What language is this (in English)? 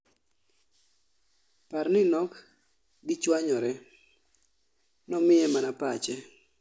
Luo (Kenya and Tanzania)